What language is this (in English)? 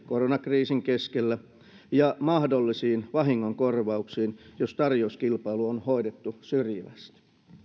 Finnish